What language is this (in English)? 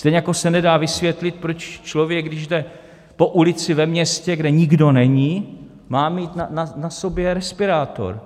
Czech